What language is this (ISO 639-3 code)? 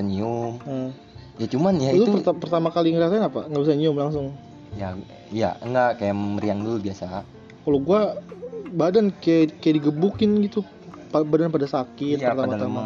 ind